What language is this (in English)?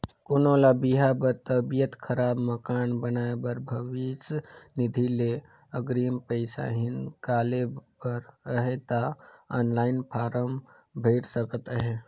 Chhattisgarhi